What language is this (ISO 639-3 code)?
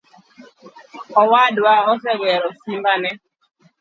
luo